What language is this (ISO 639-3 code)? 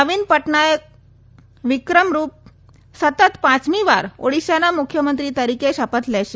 guj